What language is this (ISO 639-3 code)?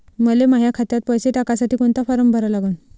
mar